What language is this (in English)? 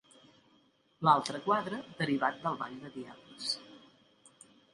Catalan